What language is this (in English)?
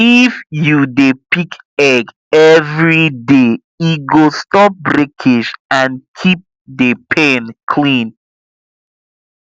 Nigerian Pidgin